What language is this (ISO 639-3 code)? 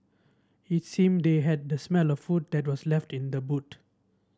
eng